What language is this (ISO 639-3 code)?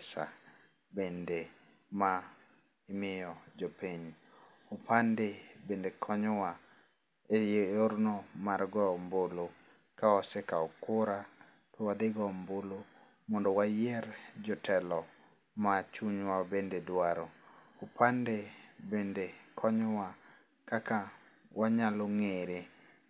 luo